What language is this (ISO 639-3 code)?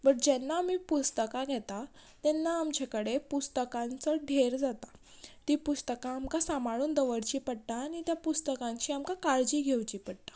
kok